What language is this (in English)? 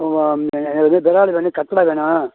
Tamil